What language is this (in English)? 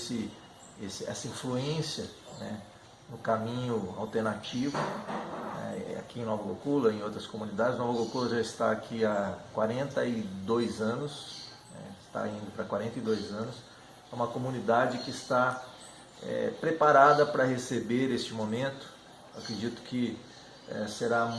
Portuguese